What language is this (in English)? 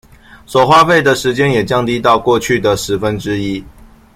Chinese